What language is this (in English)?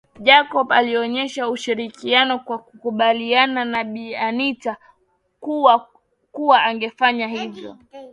Swahili